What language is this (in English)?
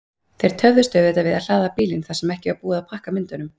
Icelandic